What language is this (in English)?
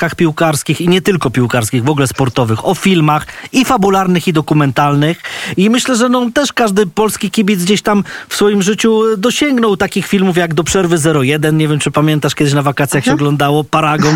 Polish